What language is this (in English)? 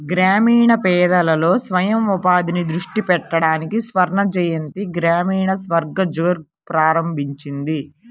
Telugu